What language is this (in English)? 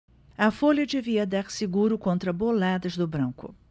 Portuguese